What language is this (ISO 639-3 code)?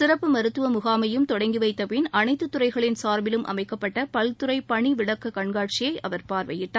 tam